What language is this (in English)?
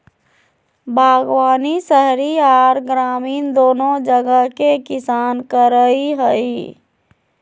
Magahi